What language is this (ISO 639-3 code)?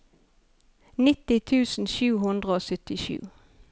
nor